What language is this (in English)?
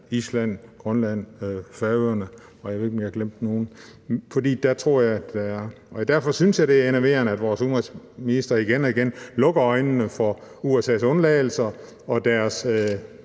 Danish